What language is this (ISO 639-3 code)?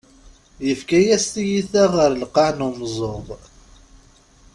kab